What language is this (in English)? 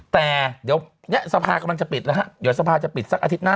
Thai